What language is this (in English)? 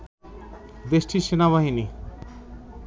Bangla